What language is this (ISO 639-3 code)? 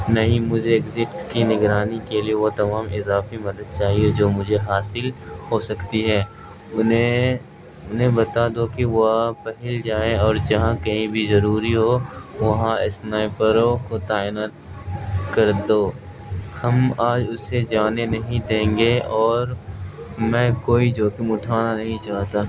urd